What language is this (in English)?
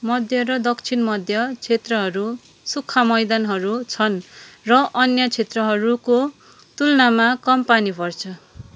Nepali